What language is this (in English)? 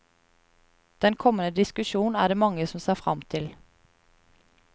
Norwegian